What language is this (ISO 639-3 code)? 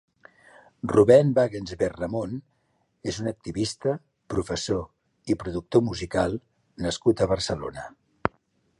cat